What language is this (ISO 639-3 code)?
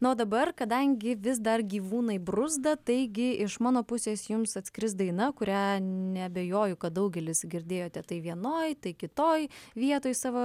lit